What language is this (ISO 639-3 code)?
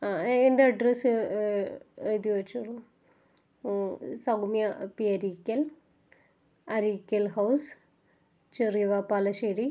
mal